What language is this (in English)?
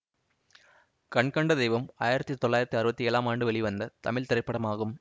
Tamil